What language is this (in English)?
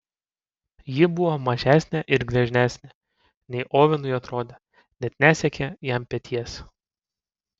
Lithuanian